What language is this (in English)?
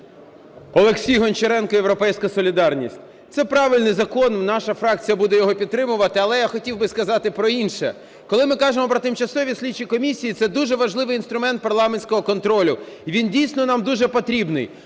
Ukrainian